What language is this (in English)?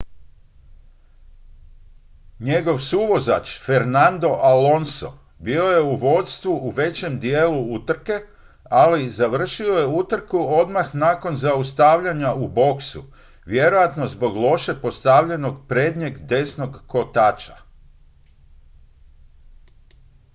Croatian